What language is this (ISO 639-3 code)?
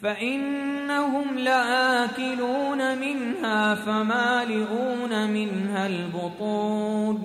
ara